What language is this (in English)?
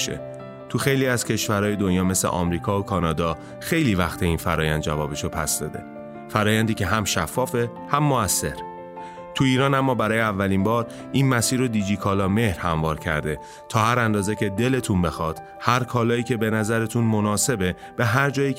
Persian